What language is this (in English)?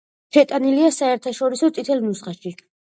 Georgian